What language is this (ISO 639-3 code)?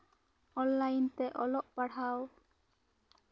sat